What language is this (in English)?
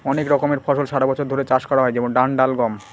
Bangla